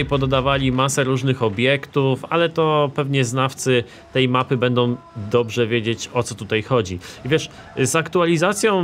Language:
Polish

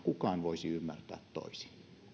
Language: Finnish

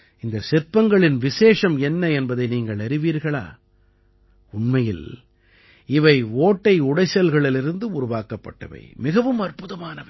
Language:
Tamil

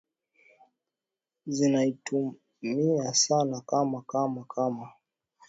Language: Swahili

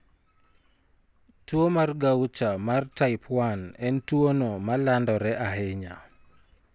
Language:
Luo (Kenya and Tanzania)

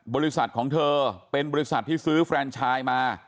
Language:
Thai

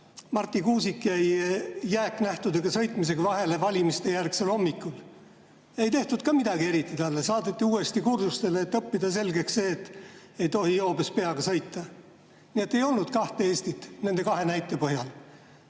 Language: Estonian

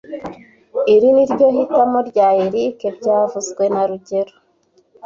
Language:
Kinyarwanda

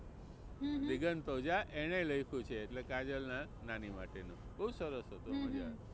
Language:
Gujarati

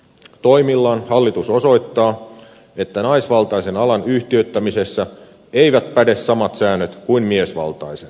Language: Finnish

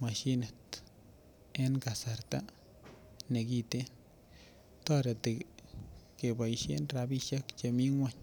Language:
Kalenjin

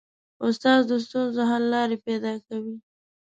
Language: Pashto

